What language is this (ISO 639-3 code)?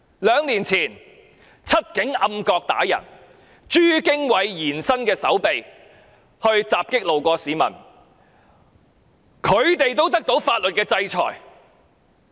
yue